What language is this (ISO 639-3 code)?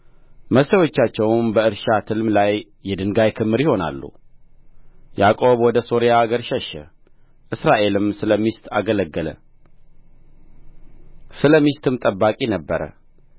amh